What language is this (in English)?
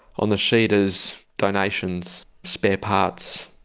English